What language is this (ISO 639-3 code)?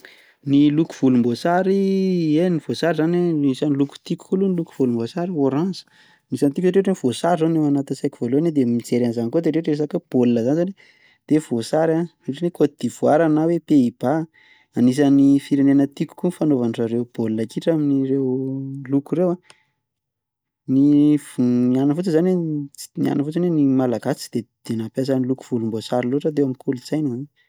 mlg